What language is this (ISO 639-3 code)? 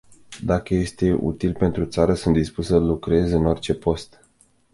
ron